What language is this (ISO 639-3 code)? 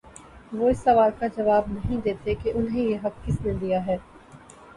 urd